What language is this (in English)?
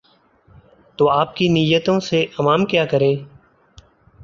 Urdu